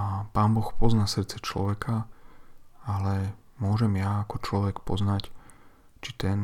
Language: Slovak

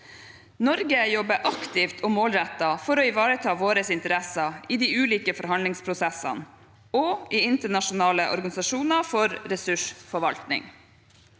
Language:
Norwegian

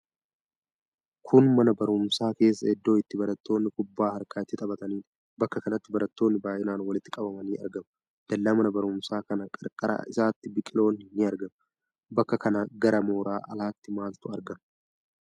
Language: Oromo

